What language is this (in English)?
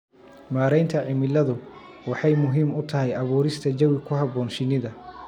Somali